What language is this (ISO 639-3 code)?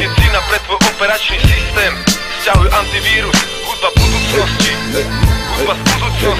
ron